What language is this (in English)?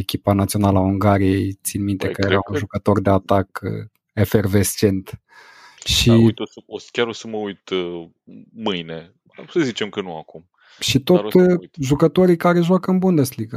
Romanian